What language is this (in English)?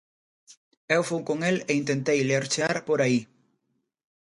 Galician